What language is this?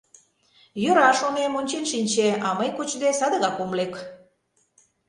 Mari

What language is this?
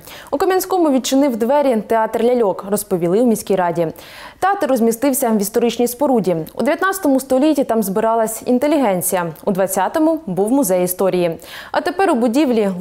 Ukrainian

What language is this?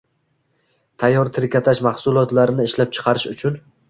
Uzbek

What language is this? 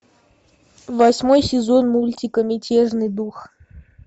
Russian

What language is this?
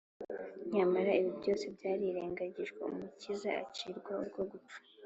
Kinyarwanda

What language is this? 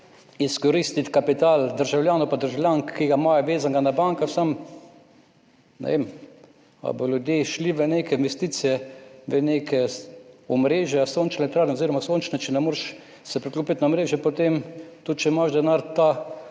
Slovenian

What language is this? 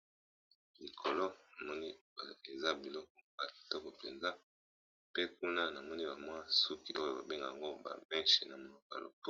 Lingala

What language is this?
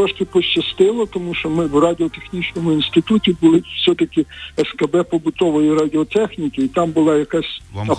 Ukrainian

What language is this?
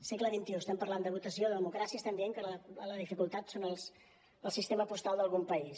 Catalan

